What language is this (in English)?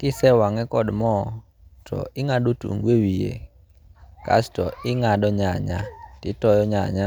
Luo (Kenya and Tanzania)